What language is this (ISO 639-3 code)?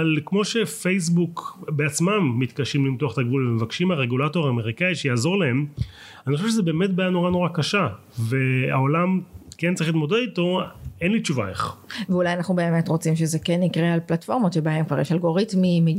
heb